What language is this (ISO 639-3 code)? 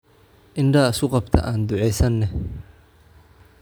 som